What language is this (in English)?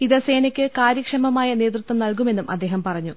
Malayalam